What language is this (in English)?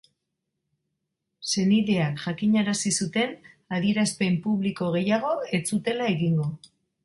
Basque